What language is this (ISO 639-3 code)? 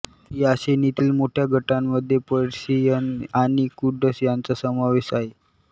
mar